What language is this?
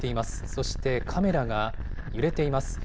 Japanese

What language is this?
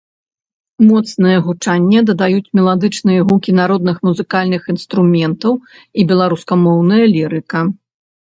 Belarusian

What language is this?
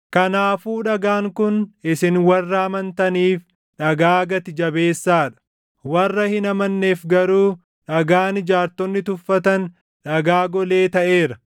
Oromo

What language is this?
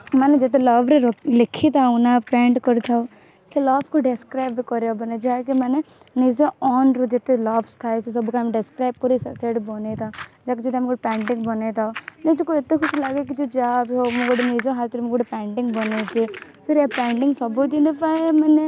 Odia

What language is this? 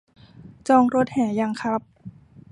Thai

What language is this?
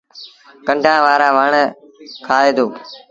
Sindhi Bhil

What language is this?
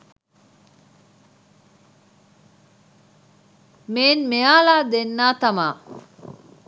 Sinhala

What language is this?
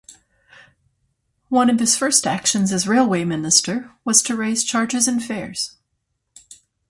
English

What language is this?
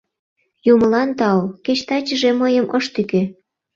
Mari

